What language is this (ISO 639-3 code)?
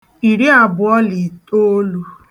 ibo